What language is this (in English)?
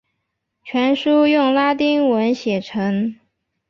Chinese